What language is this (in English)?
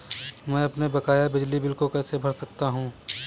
Hindi